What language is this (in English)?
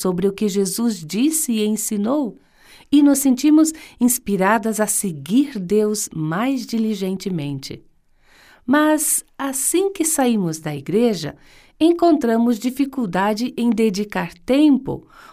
Portuguese